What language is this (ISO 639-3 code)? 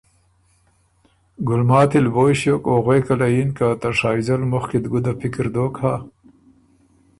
oru